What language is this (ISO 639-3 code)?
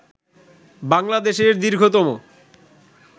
ben